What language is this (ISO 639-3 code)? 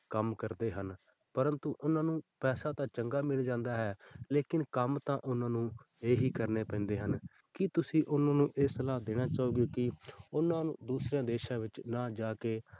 pan